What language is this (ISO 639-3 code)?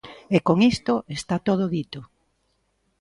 glg